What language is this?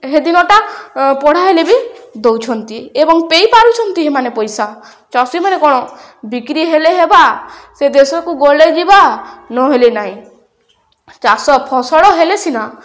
Odia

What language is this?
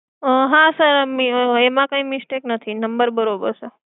Gujarati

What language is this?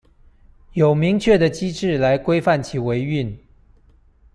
Chinese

